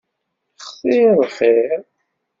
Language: Kabyle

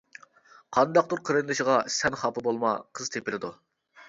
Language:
Uyghur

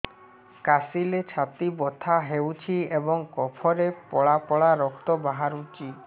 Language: Odia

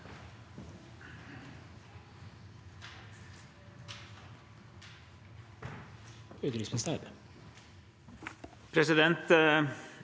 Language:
Norwegian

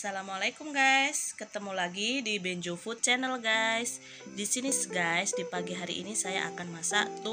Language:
Indonesian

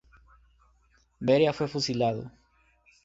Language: Spanish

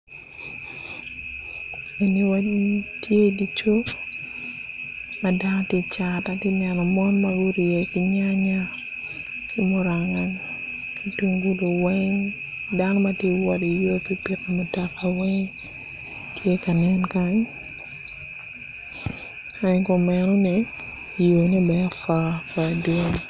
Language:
Acoli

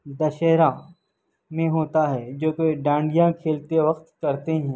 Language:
Urdu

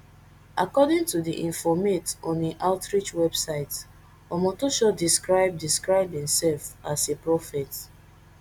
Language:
Nigerian Pidgin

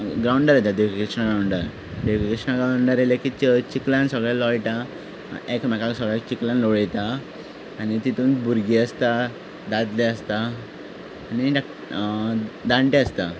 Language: Konkani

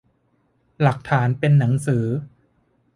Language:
Thai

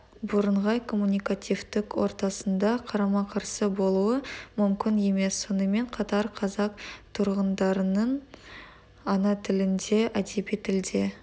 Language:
Kazakh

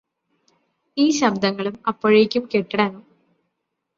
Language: Malayalam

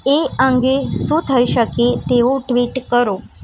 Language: Gujarati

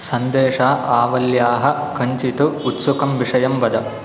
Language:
Sanskrit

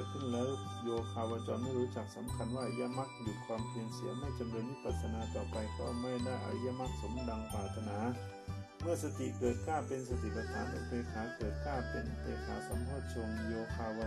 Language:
Thai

